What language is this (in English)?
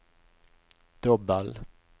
Norwegian